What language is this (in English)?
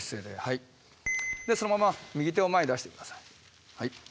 Japanese